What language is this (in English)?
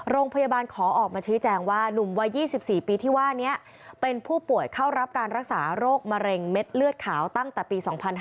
Thai